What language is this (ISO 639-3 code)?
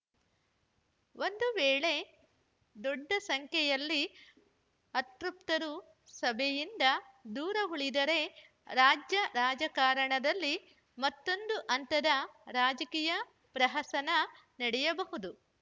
kan